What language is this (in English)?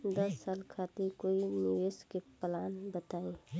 Bhojpuri